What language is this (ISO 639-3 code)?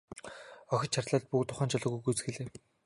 mon